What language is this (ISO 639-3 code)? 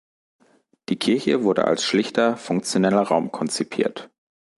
deu